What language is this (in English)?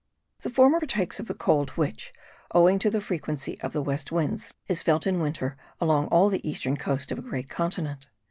English